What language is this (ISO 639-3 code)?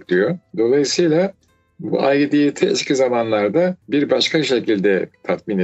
tur